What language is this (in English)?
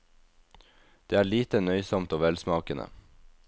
Norwegian